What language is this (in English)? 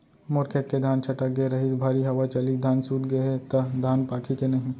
Chhattisgarhi